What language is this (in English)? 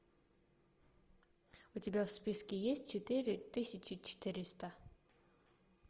Russian